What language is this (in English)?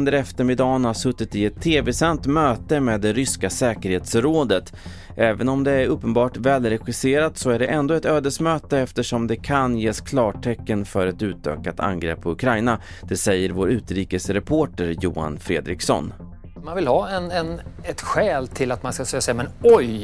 Swedish